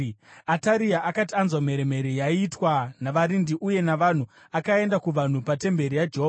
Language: Shona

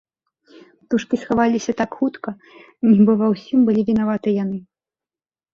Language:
Belarusian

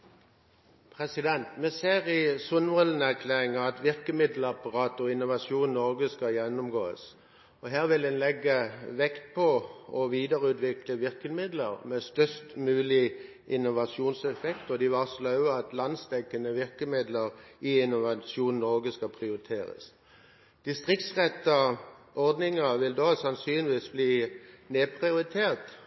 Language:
Norwegian Bokmål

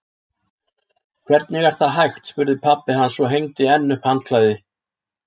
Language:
Icelandic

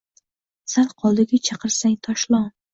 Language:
Uzbek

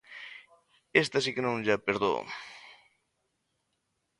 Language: Galician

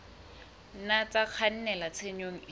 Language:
Southern Sotho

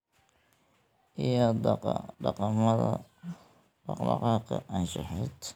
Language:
Somali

